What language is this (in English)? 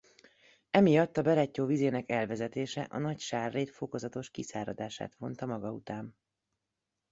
Hungarian